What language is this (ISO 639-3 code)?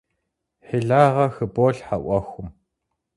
kbd